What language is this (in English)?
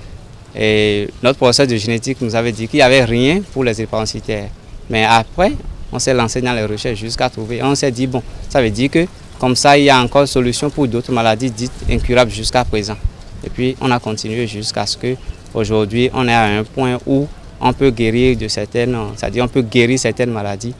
French